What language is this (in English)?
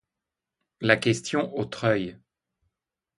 French